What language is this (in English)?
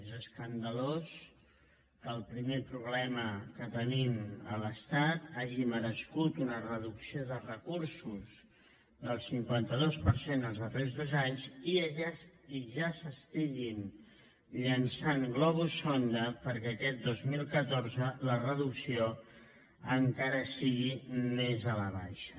Catalan